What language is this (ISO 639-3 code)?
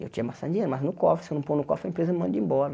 por